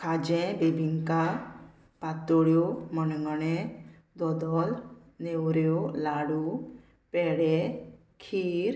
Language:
Konkani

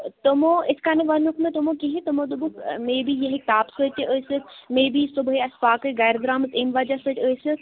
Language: Kashmiri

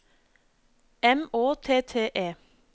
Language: Norwegian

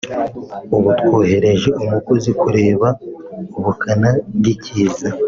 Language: Kinyarwanda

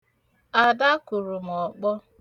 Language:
Igbo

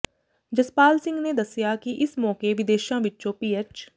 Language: Punjabi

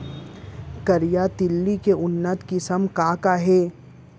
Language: Chhattisgarhi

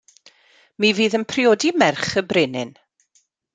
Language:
Welsh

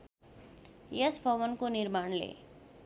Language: Nepali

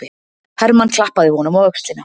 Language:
Icelandic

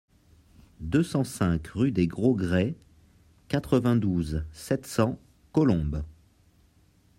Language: French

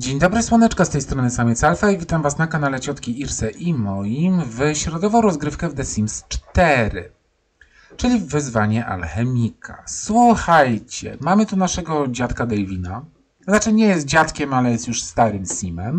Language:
Polish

